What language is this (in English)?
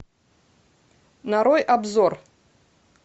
Russian